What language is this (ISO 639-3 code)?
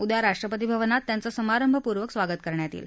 mar